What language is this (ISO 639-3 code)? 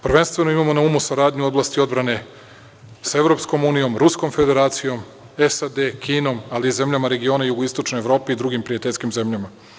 srp